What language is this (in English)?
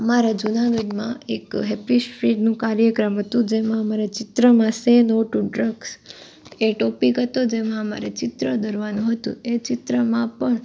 Gujarati